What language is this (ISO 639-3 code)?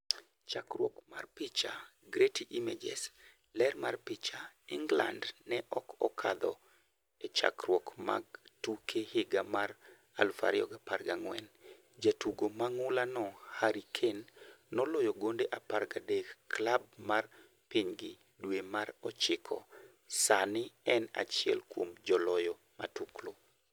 luo